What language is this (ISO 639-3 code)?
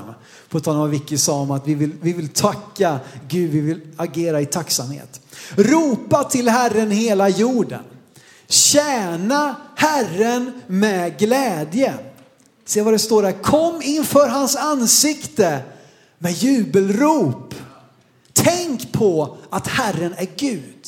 swe